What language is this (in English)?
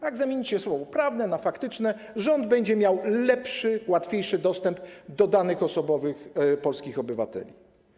Polish